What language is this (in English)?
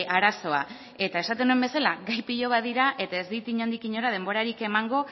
Basque